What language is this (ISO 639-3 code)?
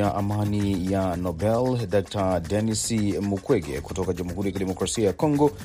swa